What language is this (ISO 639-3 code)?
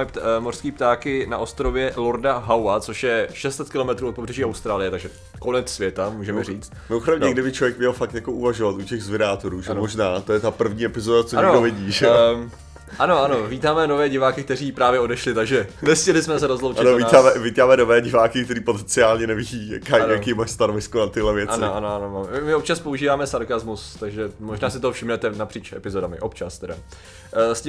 ces